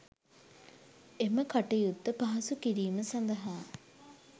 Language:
Sinhala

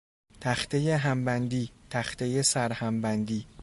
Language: Persian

